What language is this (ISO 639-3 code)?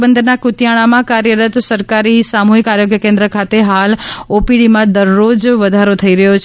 guj